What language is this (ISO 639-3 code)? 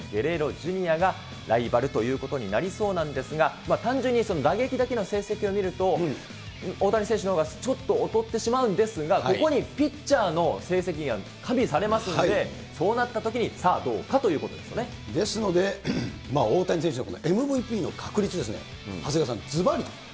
jpn